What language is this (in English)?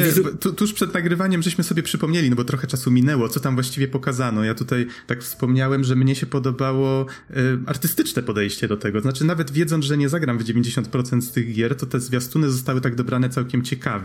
Polish